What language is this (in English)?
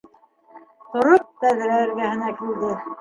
Bashkir